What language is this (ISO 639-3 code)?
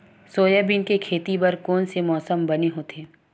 hne